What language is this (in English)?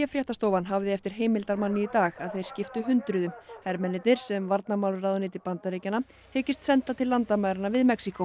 Icelandic